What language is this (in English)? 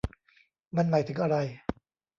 Thai